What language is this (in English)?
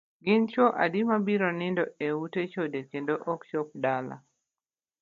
Luo (Kenya and Tanzania)